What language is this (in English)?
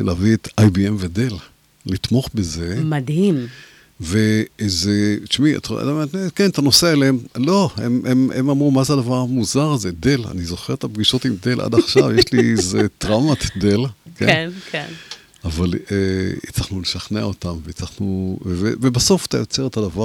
Hebrew